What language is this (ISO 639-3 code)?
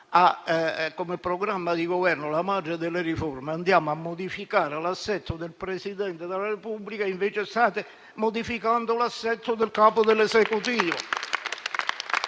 ita